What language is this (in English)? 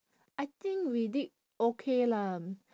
English